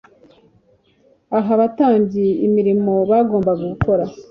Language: Kinyarwanda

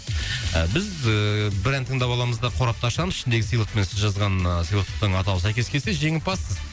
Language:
Kazakh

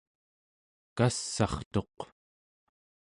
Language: Central Yupik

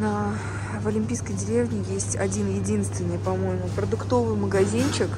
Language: Russian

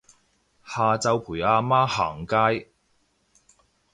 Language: Cantonese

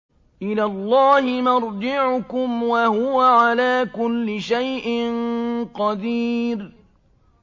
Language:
Arabic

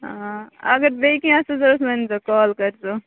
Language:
Kashmiri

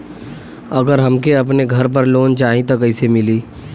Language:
Bhojpuri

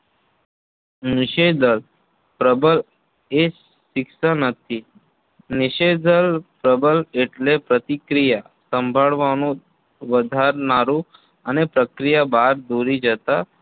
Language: Gujarati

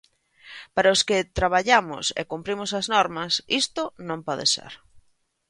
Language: Galician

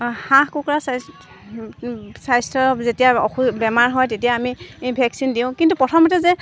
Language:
Assamese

